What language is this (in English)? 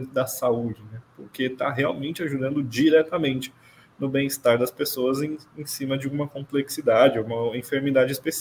Portuguese